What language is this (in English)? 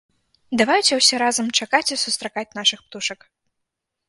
Belarusian